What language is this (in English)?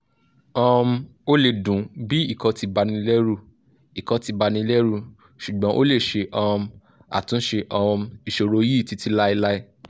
Yoruba